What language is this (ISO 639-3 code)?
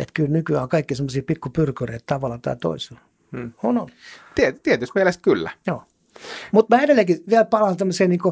fin